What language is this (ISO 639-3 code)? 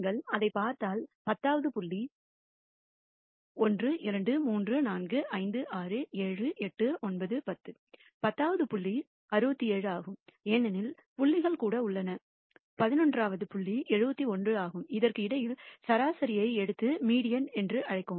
tam